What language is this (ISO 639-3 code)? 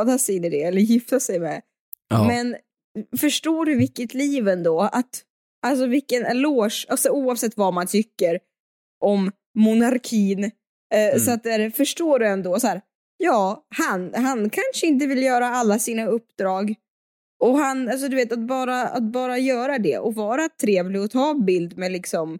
swe